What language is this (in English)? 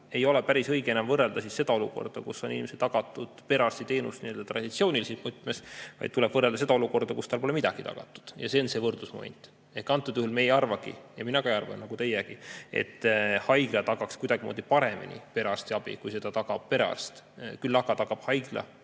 Estonian